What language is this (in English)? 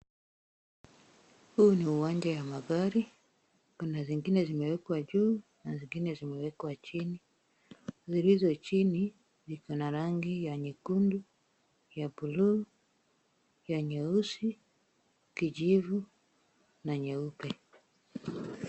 Swahili